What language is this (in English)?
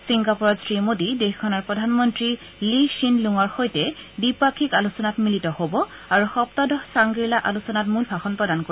Assamese